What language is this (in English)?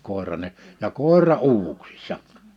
Finnish